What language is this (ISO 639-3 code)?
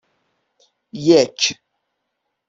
fas